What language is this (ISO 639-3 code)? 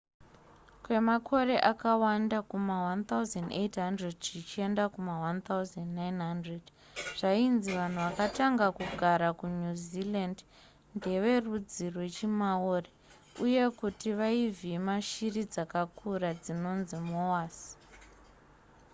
sna